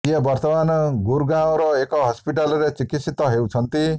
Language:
Odia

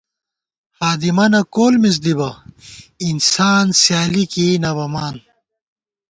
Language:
Gawar-Bati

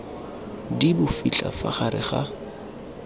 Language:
Tswana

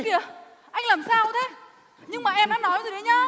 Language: Vietnamese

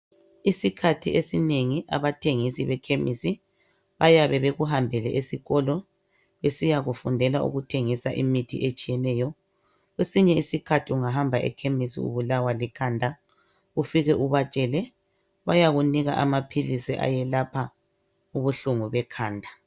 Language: North Ndebele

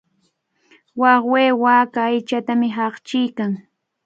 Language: Cajatambo North Lima Quechua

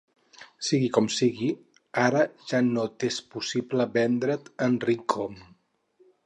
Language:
Catalan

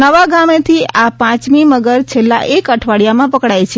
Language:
Gujarati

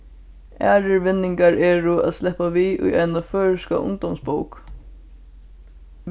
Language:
Faroese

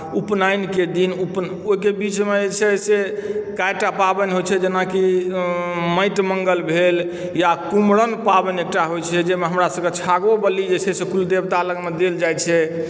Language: Maithili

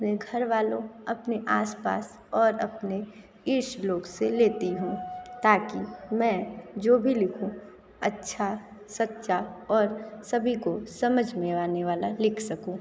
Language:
Hindi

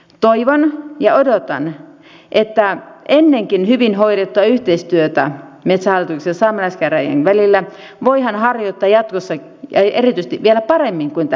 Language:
Finnish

